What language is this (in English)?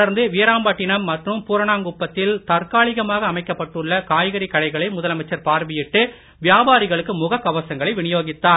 Tamil